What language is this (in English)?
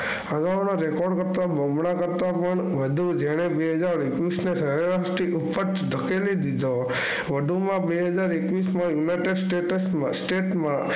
Gujarati